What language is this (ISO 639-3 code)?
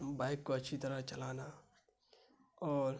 urd